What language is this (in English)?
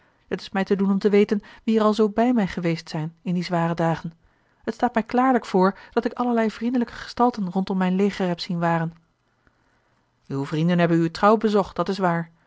Dutch